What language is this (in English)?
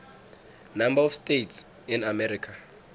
South Ndebele